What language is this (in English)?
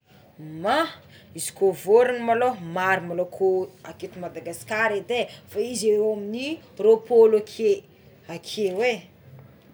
Tsimihety Malagasy